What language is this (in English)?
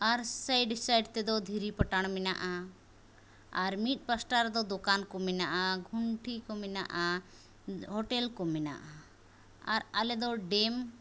Santali